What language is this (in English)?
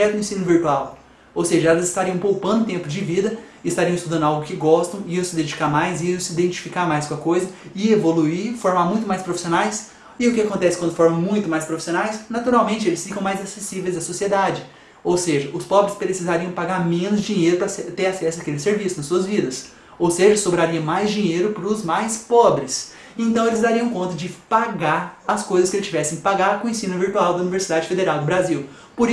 Portuguese